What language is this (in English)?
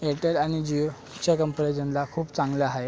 Marathi